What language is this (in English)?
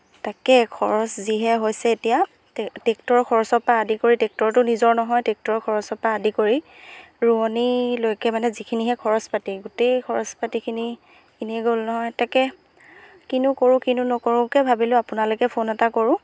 Assamese